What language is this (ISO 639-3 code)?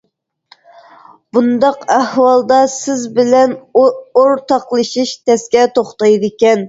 uig